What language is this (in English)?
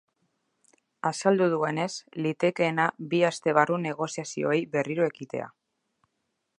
Basque